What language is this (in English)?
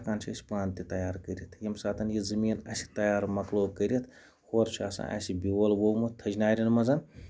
Kashmiri